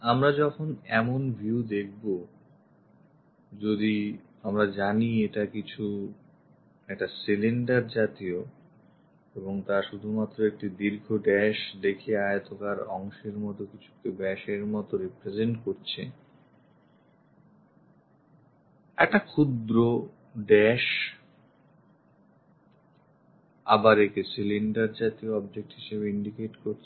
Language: Bangla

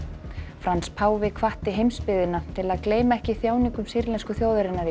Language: Icelandic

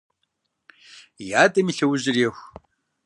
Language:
Kabardian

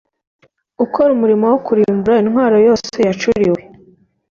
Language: Kinyarwanda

